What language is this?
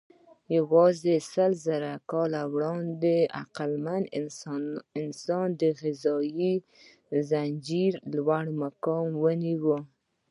Pashto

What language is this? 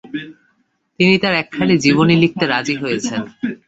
Bangla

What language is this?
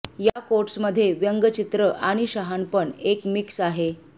Marathi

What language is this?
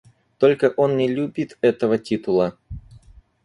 Russian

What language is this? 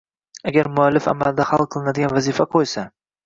Uzbek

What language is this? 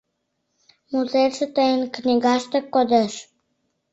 Mari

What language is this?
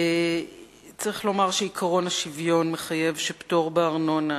Hebrew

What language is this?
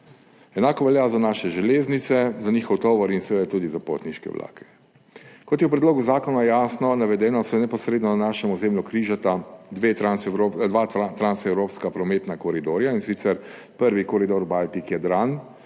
Slovenian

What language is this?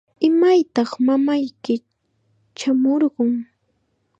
Chiquián Ancash Quechua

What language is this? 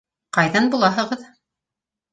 Bashkir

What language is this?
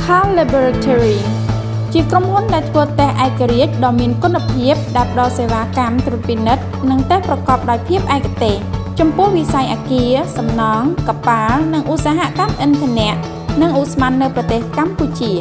Thai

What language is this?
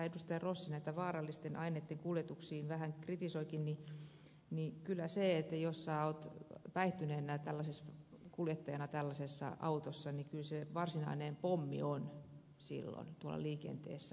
Finnish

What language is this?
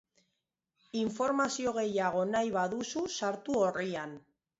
Basque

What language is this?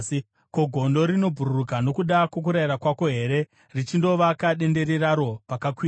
Shona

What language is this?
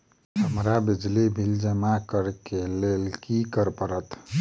Maithili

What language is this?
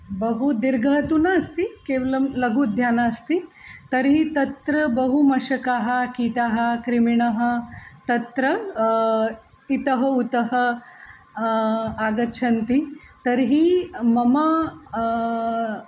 Sanskrit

